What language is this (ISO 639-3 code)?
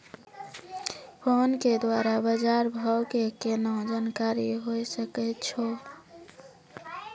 mai